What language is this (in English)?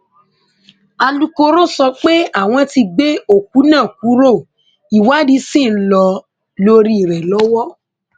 Yoruba